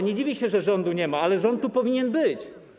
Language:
Polish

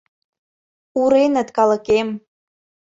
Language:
Mari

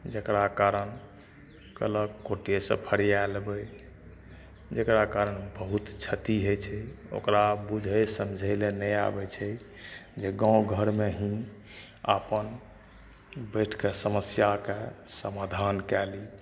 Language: Maithili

